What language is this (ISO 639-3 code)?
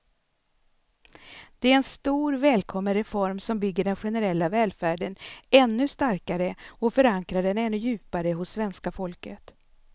swe